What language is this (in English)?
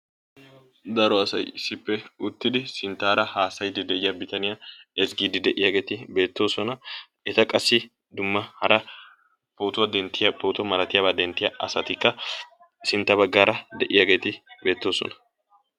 Wolaytta